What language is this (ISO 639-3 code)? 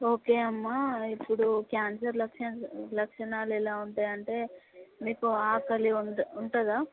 tel